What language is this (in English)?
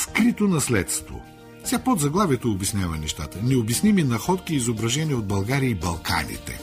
Bulgarian